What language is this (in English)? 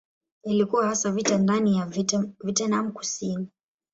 Swahili